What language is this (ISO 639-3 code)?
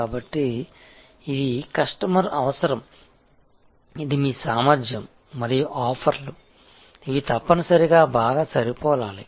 tel